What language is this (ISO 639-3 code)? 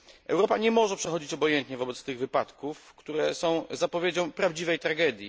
pol